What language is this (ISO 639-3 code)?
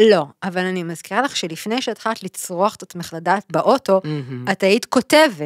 heb